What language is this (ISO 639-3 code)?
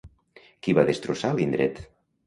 cat